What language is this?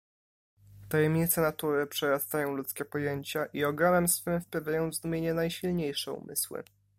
Polish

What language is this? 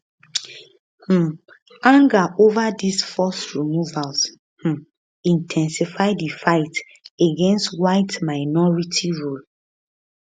Nigerian Pidgin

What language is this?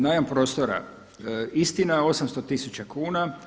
Croatian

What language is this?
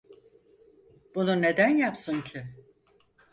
Turkish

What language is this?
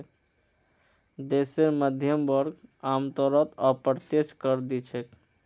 Magahi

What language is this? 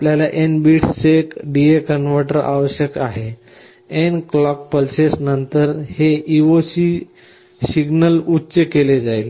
Marathi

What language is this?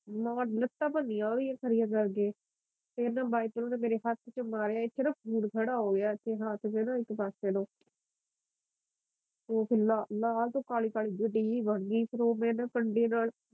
Punjabi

